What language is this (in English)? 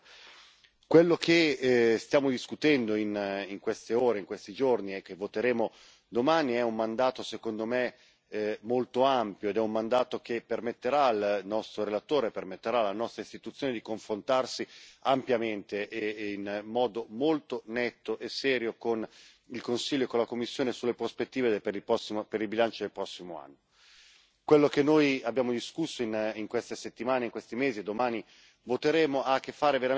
Italian